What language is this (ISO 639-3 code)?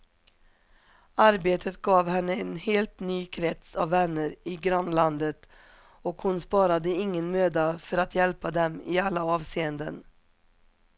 swe